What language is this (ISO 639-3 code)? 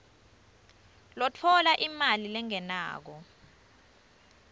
ssw